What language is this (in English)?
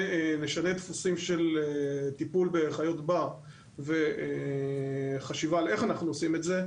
Hebrew